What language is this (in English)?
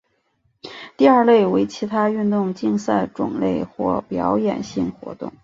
Chinese